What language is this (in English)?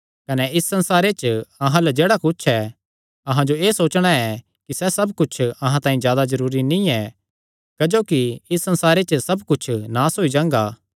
Kangri